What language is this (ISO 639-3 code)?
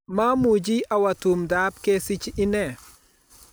kln